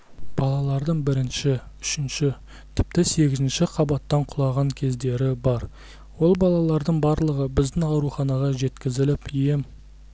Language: Kazakh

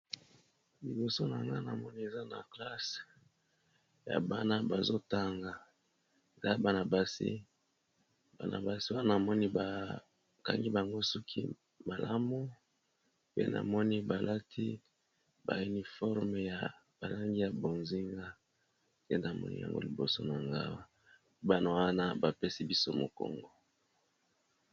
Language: Lingala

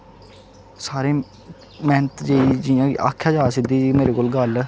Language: Dogri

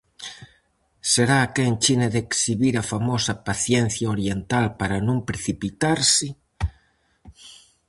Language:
Galician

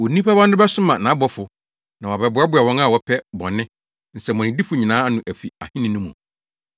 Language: Akan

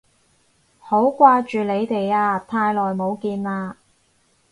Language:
Cantonese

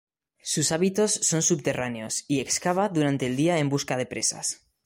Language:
Spanish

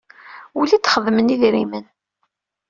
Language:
Kabyle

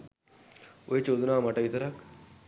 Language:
Sinhala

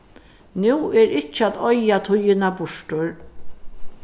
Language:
Faroese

